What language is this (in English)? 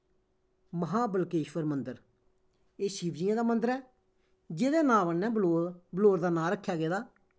Dogri